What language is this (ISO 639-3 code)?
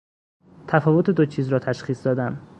fas